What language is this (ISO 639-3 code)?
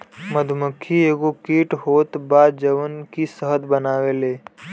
bho